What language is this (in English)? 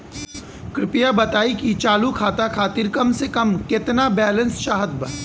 Bhojpuri